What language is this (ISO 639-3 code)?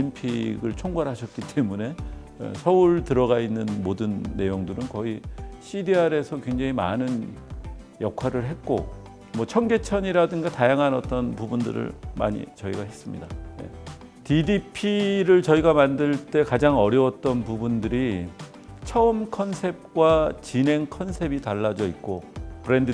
kor